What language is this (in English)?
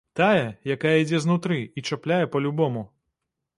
Belarusian